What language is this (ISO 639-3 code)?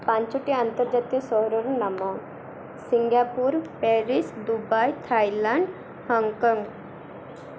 ori